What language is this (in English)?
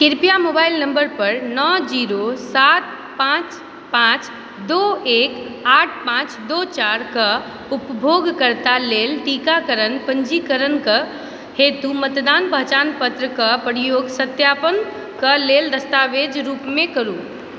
Maithili